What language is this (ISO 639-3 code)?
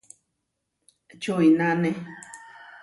var